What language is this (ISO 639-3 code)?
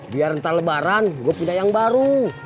ind